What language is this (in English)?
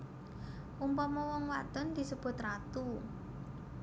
Javanese